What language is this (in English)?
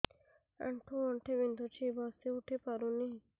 Odia